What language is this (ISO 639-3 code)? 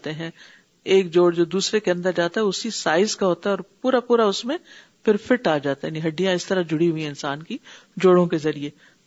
urd